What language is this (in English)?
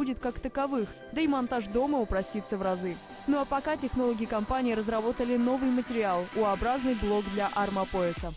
Russian